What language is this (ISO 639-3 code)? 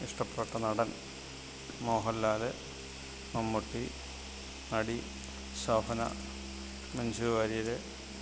mal